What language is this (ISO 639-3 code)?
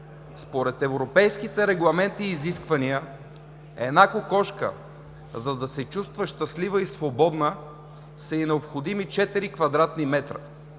bul